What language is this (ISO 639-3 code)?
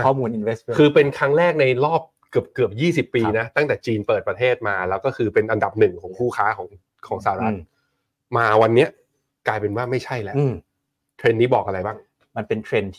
tha